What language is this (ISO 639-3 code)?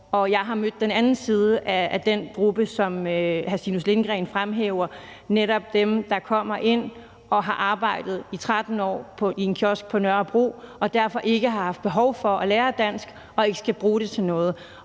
dan